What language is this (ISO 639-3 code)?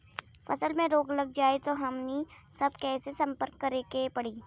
bho